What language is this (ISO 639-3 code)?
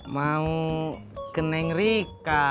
ind